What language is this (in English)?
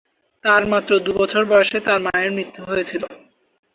Bangla